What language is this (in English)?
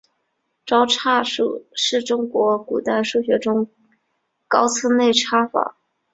Chinese